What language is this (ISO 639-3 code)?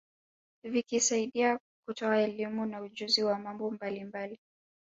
swa